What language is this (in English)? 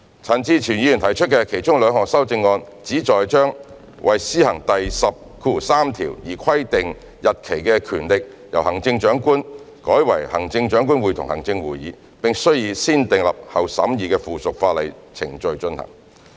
Cantonese